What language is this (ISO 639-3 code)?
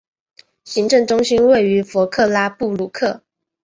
zho